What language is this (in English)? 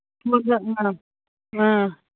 Manipuri